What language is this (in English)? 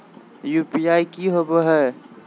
Magahi